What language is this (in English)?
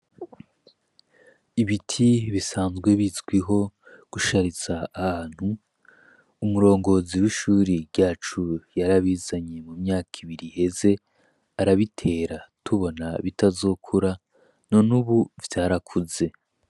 Rundi